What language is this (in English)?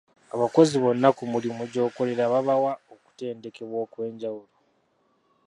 Ganda